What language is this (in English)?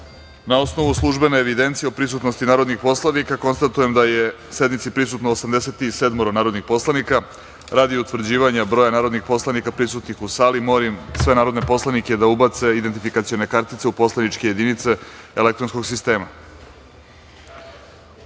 Serbian